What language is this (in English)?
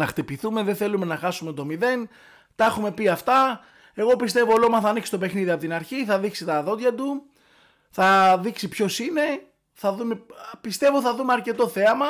Greek